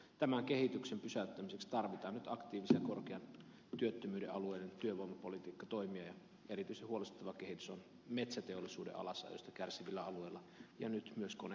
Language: Finnish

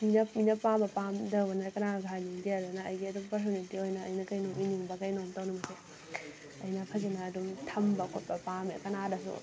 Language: Manipuri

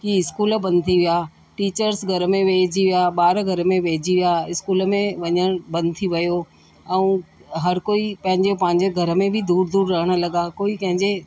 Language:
Sindhi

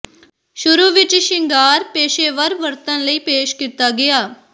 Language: Punjabi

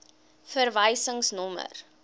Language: Afrikaans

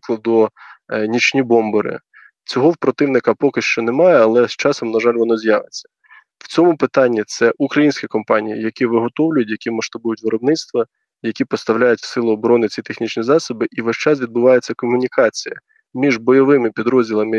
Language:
Ukrainian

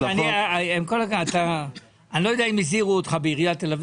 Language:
Hebrew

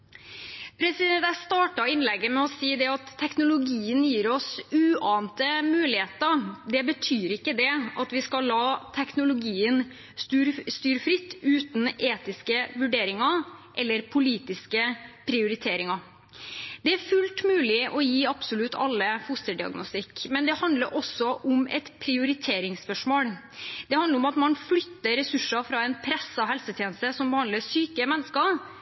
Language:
Norwegian Bokmål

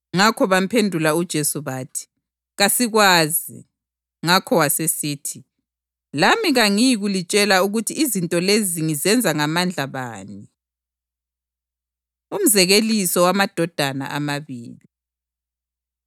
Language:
North Ndebele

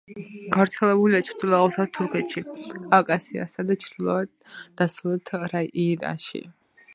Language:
Georgian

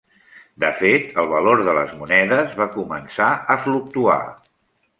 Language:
Catalan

